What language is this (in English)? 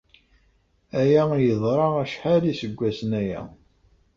Kabyle